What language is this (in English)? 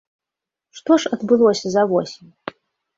Belarusian